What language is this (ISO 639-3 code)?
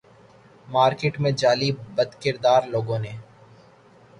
urd